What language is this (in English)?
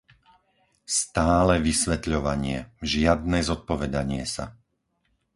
Slovak